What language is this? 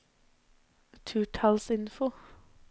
Norwegian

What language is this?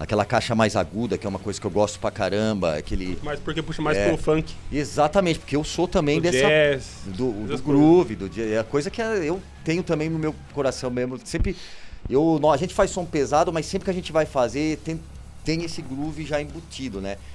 Portuguese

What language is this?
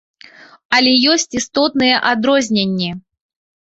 Belarusian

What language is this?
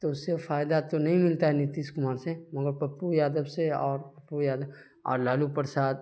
Urdu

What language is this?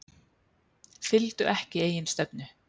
Icelandic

